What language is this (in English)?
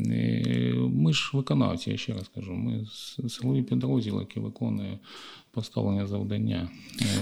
Ukrainian